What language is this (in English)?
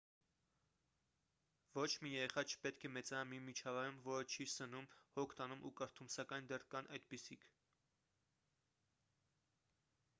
Armenian